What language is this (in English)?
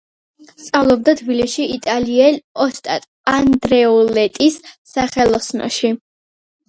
Georgian